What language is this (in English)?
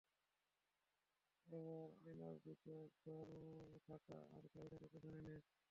Bangla